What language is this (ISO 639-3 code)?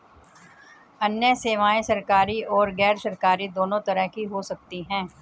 hin